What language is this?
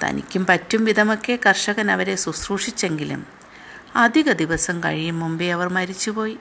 Malayalam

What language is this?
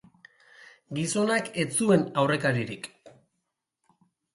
Basque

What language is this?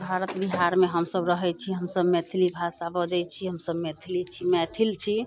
Maithili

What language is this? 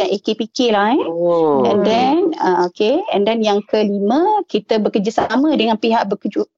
Malay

